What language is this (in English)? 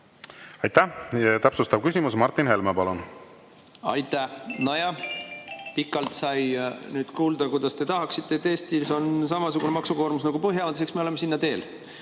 Estonian